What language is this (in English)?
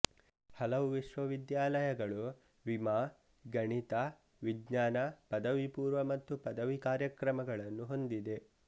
Kannada